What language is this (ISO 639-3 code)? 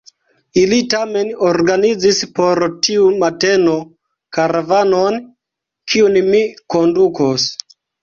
epo